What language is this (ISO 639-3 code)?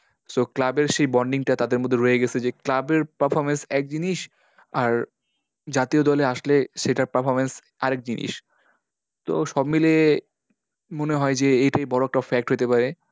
ben